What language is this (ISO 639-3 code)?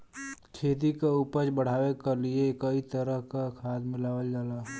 bho